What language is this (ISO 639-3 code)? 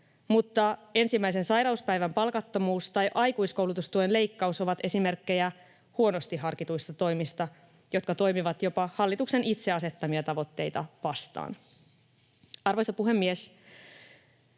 fin